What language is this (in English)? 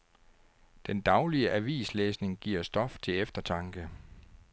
Danish